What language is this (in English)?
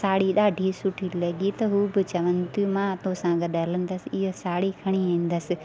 Sindhi